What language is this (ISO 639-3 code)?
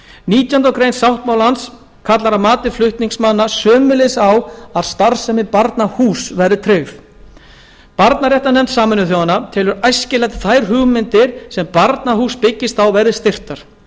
isl